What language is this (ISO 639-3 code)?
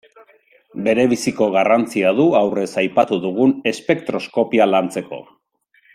eus